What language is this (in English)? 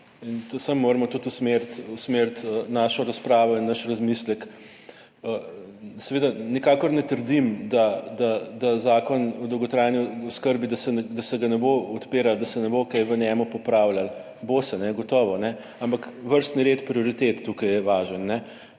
Slovenian